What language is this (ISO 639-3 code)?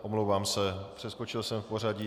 ces